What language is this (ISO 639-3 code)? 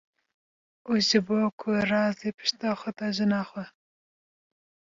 kur